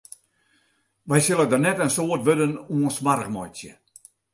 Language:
Western Frisian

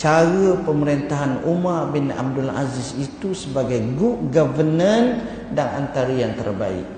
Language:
Malay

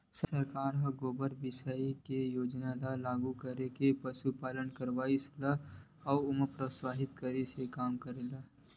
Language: Chhattisgarhi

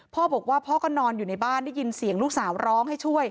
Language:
Thai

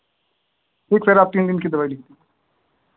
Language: Hindi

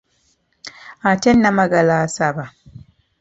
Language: Ganda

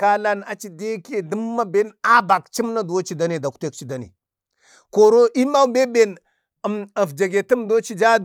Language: Bade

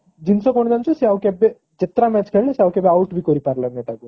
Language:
Odia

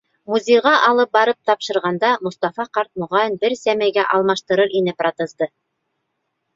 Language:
Bashkir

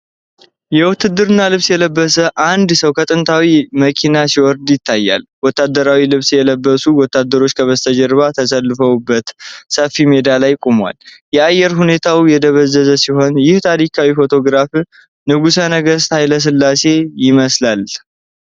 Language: Amharic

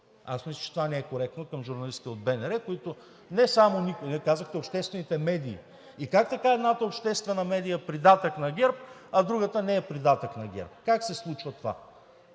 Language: Bulgarian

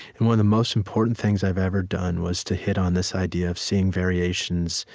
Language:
English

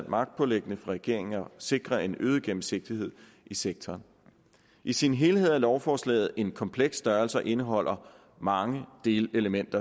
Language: Danish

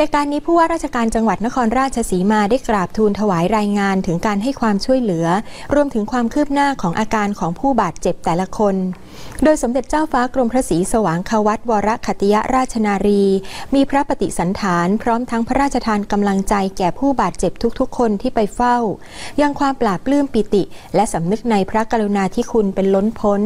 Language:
Thai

